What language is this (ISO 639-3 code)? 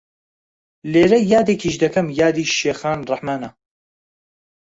ckb